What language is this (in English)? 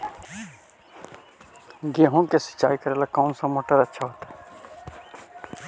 Magahi